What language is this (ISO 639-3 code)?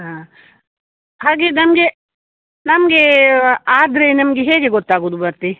kan